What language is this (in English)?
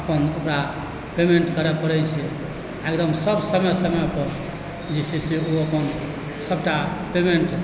Maithili